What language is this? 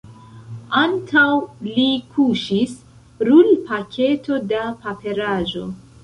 Esperanto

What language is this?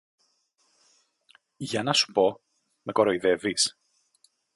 Greek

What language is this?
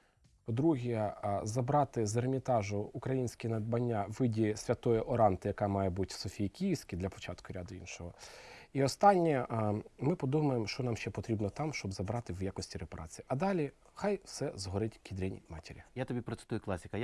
Ukrainian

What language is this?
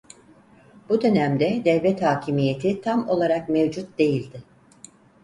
Turkish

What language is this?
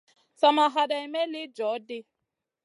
Masana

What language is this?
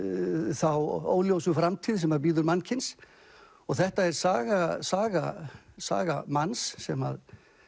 Icelandic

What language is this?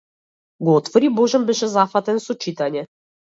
Macedonian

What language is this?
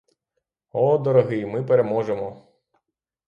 Ukrainian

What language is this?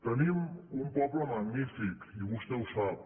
Catalan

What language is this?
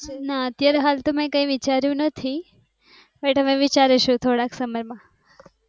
Gujarati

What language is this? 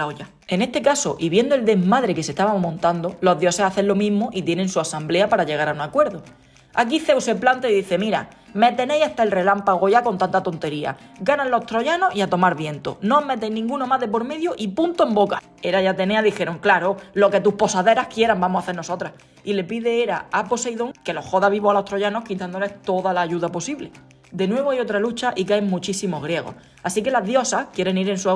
Spanish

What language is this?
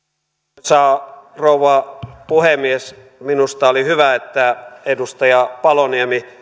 Finnish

